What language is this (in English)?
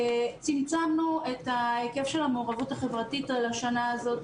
Hebrew